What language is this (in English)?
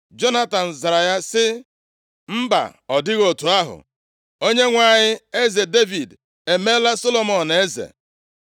Igbo